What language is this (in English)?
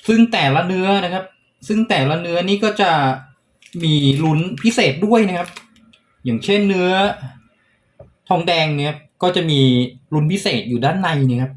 Thai